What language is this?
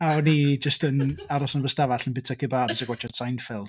Welsh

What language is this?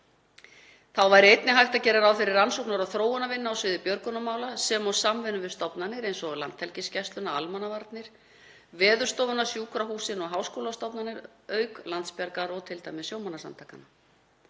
Icelandic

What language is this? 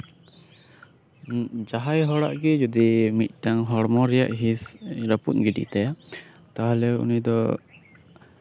Santali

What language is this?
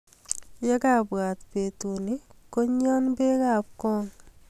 Kalenjin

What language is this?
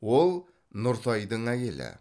Kazakh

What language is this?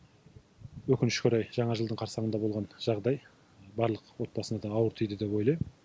Kazakh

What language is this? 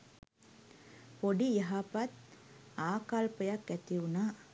Sinhala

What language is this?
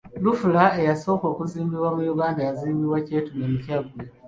Ganda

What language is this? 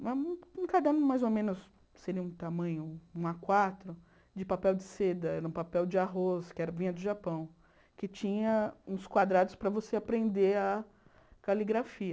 Portuguese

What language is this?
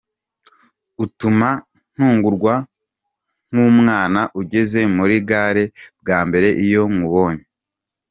Kinyarwanda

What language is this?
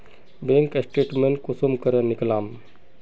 Magahi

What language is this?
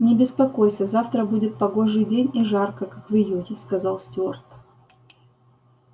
Russian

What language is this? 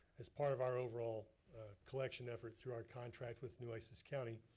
English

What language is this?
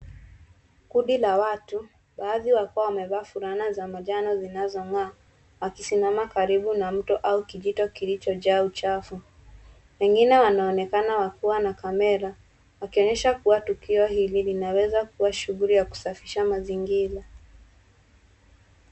Swahili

